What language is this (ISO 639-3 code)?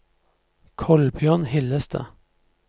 nor